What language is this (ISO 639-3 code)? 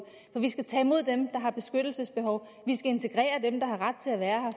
dan